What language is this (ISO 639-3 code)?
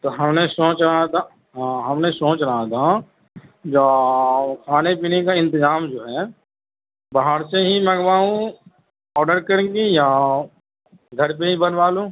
urd